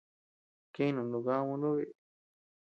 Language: Tepeuxila Cuicatec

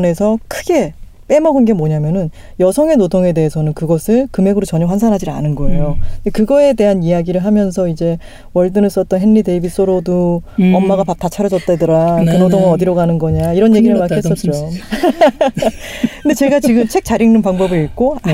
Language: Korean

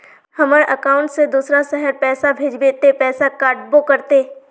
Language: Magahi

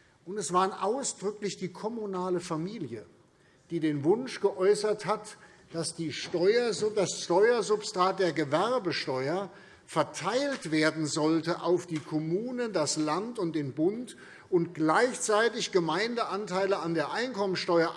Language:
German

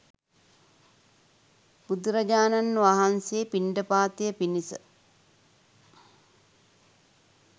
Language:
Sinhala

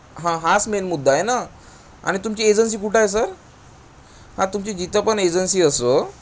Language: Marathi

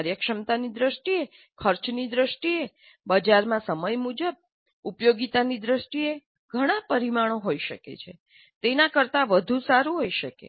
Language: Gujarati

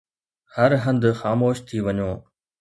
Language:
Sindhi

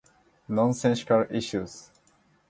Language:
Japanese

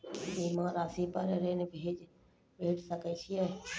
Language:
Maithili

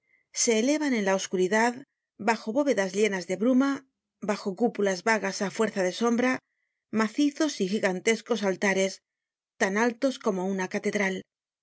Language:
Spanish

